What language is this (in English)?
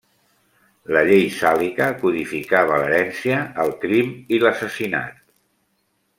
Catalan